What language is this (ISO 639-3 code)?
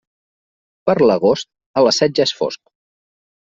cat